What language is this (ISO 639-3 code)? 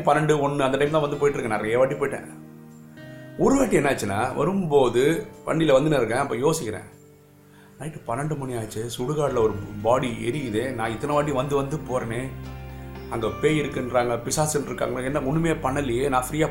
tam